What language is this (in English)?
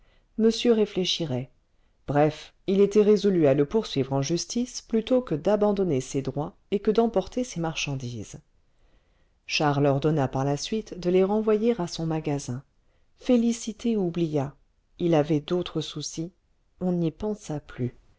French